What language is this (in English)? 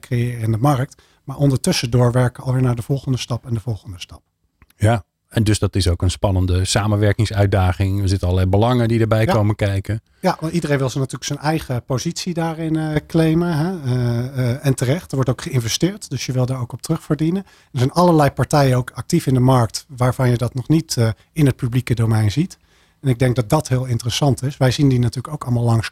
Dutch